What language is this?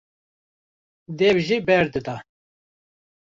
Kurdish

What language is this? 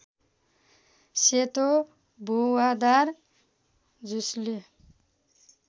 Nepali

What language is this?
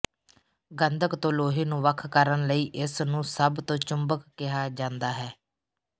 Punjabi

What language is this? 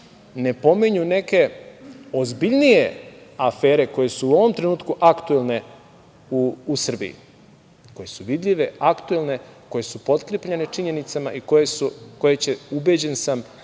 Serbian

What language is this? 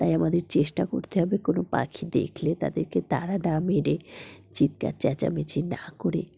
Bangla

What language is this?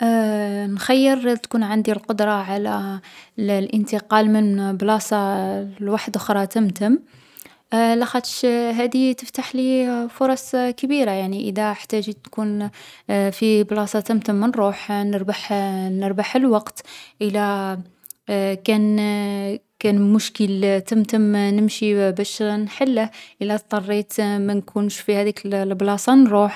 Algerian Arabic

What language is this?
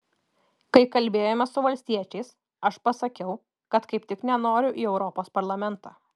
Lithuanian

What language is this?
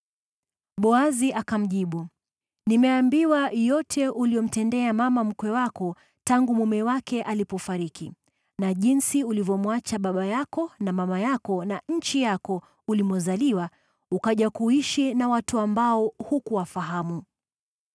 Swahili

